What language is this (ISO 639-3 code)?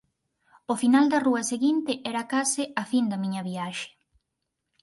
glg